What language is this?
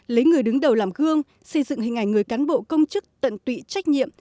Vietnamese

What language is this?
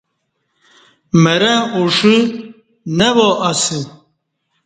Kati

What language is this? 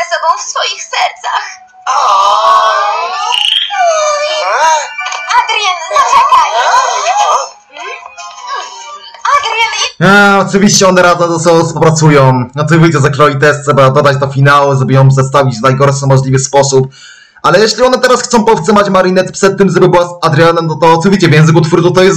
Polish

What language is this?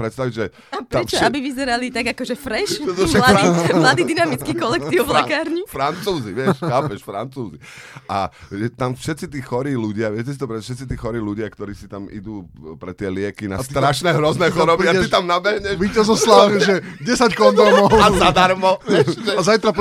Slovak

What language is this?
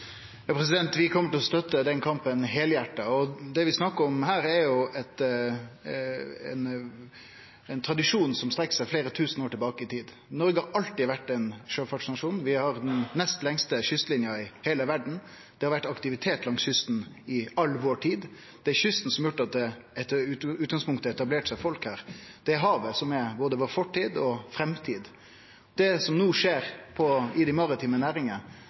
Norwegian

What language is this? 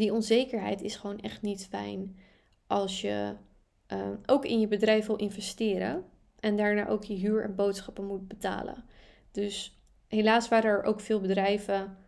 Dutch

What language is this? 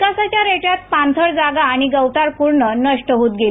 Marathi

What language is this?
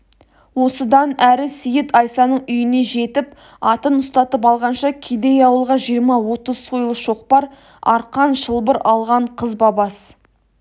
Kazakh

